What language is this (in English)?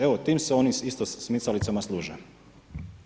Croatian